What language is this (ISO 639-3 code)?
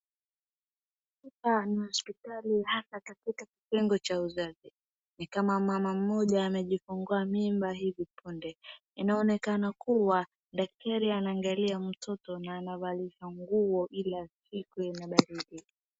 swa